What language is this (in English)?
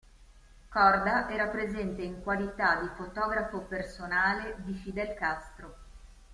Italian